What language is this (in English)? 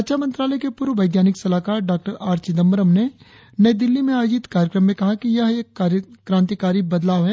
Hindi